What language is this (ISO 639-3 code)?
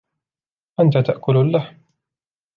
ara